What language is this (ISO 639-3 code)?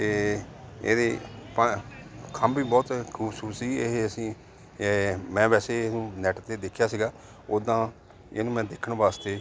pan